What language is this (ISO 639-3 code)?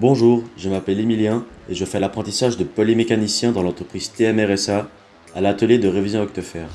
fra